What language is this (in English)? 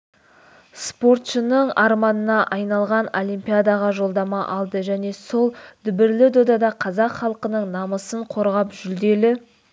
Kazakh